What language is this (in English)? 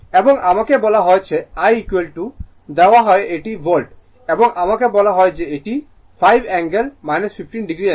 Bangla